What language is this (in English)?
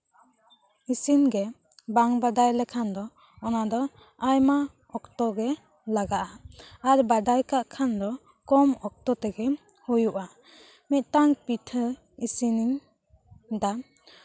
Santali